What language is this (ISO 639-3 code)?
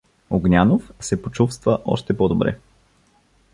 bul